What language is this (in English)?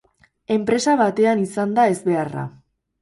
Basque